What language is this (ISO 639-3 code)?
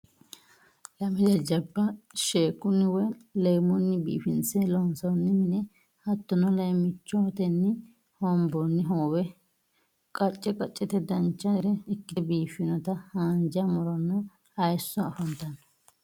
sid